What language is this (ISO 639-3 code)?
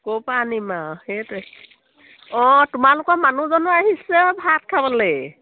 asm